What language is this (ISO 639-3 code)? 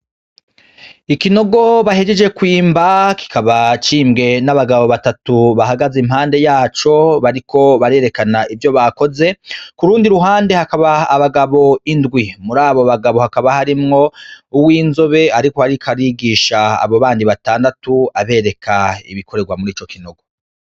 run